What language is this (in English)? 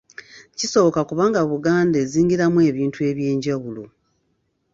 Ganda